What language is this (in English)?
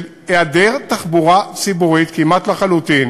Hebrew